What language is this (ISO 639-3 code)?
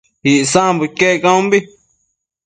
mcf